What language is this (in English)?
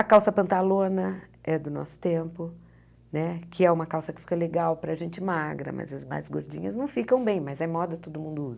Portuguese